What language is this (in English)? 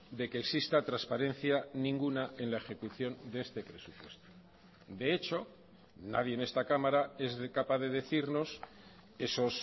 Spanish